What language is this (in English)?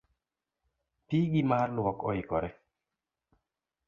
Luo (Kenya and Tanzania)